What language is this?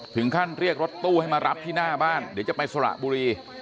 Thai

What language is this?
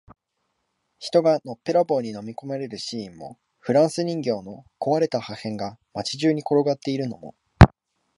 Japanese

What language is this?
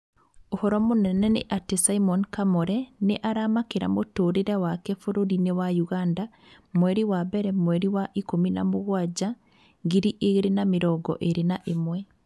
Kikuyu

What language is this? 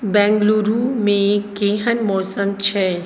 Maithili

